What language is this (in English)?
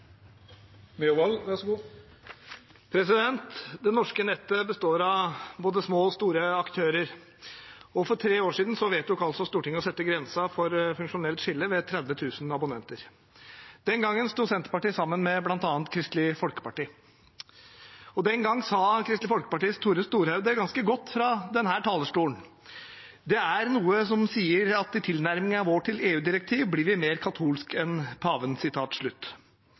Norwegian